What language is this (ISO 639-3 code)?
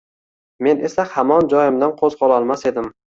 uzb